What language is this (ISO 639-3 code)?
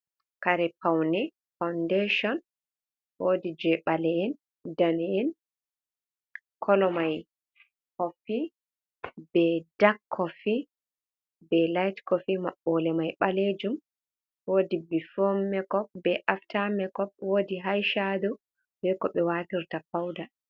ful